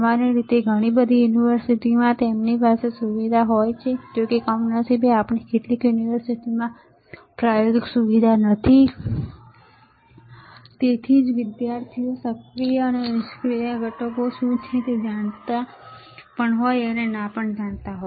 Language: Gujarati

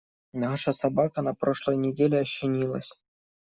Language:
Russian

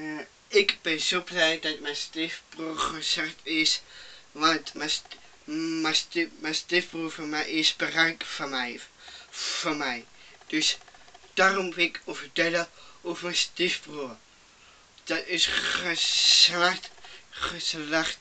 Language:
Dutch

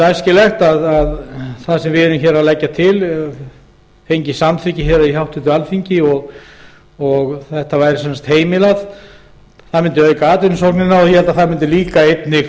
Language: Icelandic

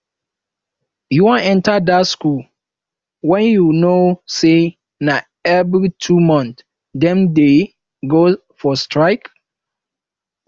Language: Nigerian Pidgin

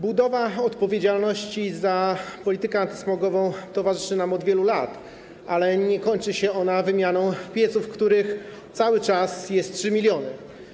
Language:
Polish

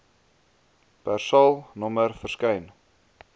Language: Afrikaans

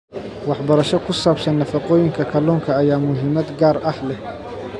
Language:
Somali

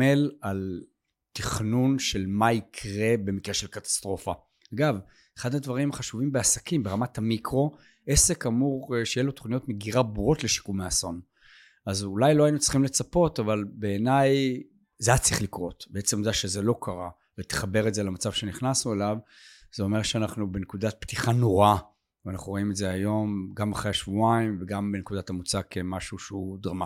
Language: Hebrew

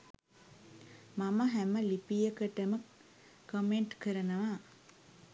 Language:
Sinhala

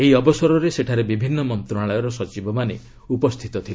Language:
Odia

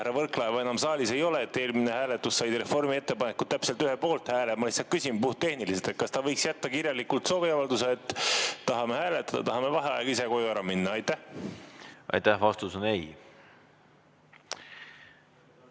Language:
Estonian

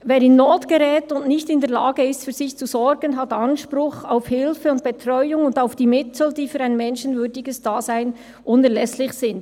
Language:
Swiss German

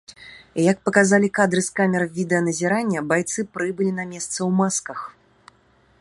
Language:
Belarusian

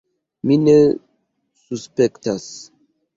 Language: Esperanto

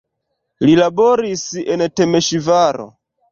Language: Esperanto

